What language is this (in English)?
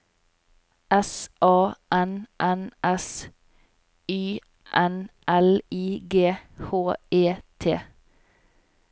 Norwegian